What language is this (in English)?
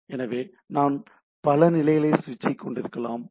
Tamil